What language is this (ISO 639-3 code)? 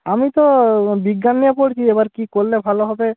ben